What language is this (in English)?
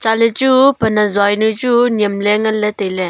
Wancho Naga